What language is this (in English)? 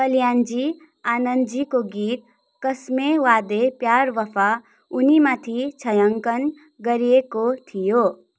Nepali